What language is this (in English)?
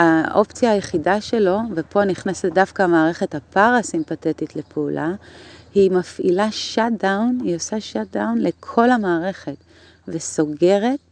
Hebrew